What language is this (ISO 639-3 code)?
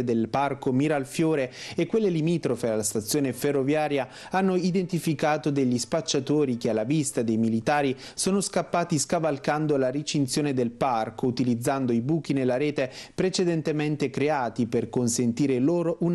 ita